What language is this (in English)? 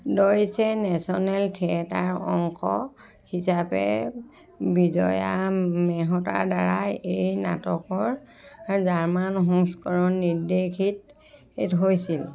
Assamese